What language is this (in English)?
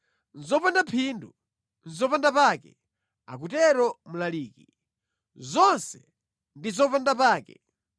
Nyanja